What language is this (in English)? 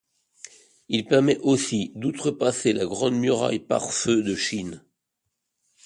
French